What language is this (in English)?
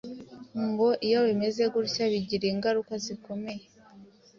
Kinyarwanda